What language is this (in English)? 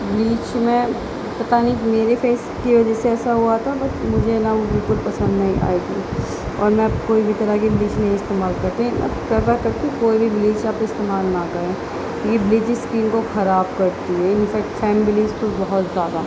Urdu